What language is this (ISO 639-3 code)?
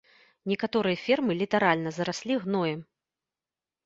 bel